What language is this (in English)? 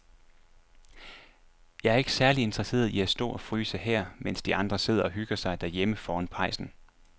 Danish